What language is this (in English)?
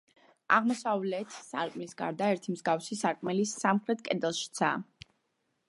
Georgian